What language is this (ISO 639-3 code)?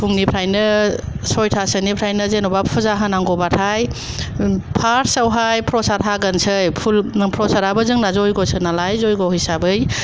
brx